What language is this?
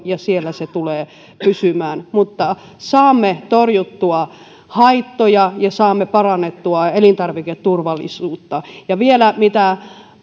Finnish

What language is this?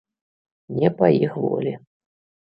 Belarusian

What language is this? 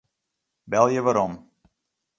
Western Frisian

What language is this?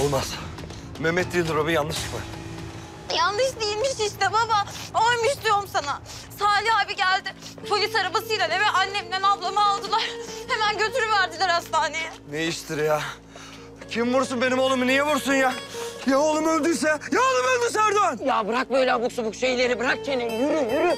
Turkish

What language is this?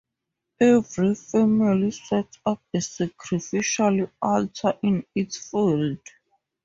English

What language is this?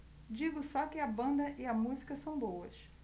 Portuguese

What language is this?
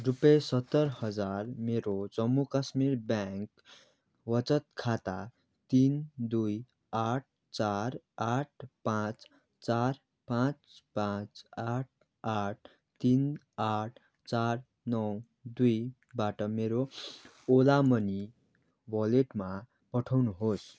Nepali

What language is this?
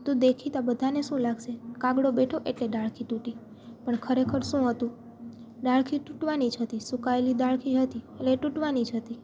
Gujarati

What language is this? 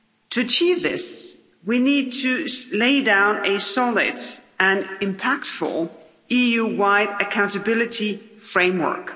English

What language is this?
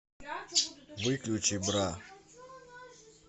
Russian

